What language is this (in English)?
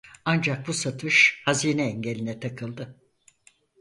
Turkish